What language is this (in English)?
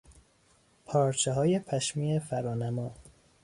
Persian